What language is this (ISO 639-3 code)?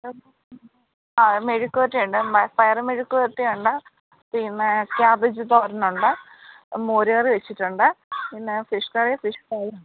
mal